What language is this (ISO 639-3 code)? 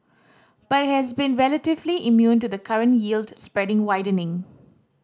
eng